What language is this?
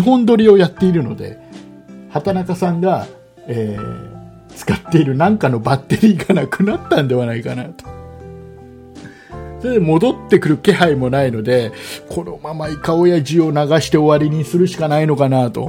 Japanese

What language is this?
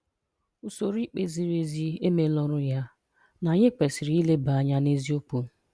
Igbo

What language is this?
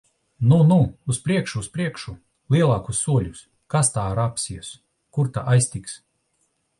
Latvian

